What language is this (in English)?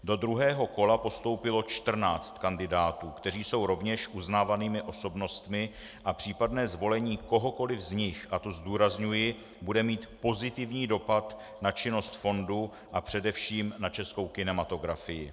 Czech